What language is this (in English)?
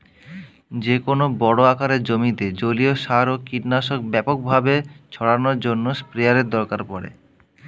Bangla